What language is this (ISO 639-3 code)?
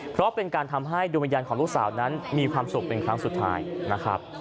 tha